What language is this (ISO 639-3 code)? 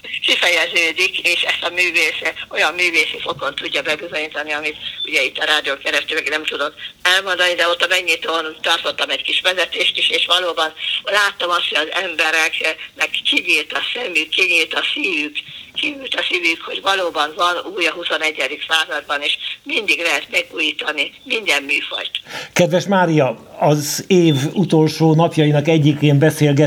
hun